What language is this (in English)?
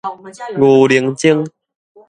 Min Nan Chinese